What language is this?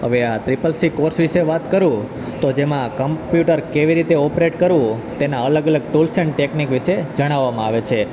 Gujarati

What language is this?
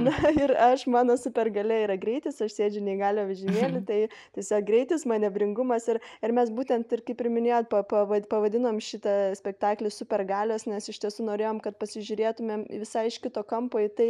Lithuanian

